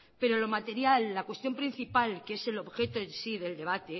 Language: Spanish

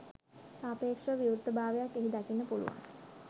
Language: Sinhala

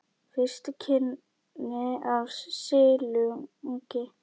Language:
Icelandic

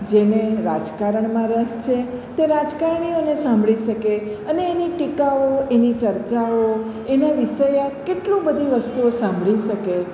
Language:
Gujarati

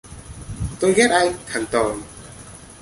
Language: Vietnamese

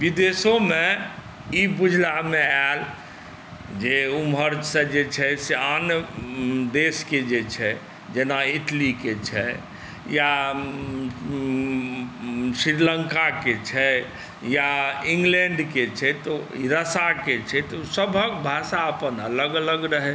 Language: Maithili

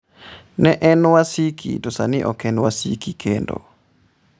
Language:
Luo (Kenya and Tanzania)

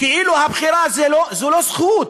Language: Hebrew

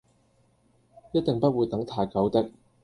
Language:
Cantonese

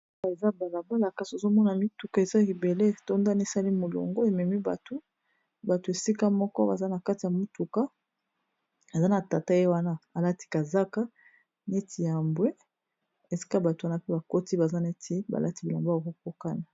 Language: Lingala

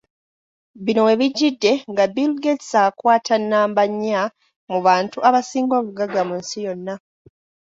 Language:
Ganda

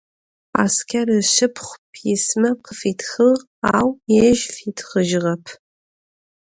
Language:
Adyghe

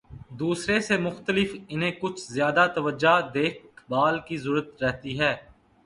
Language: Urdu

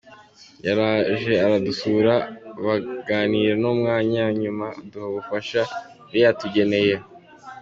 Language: Kinyarwanda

